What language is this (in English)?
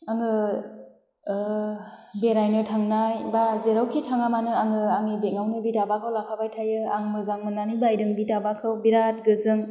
Bodo